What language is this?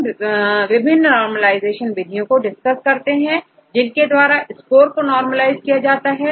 Hindi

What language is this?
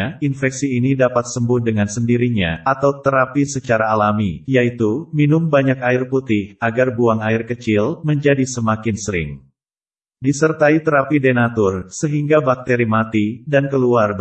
Indonesian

